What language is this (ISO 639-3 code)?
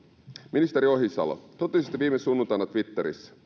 fin